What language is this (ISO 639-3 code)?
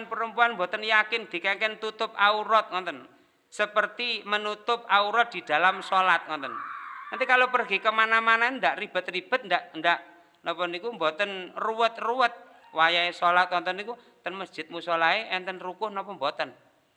ind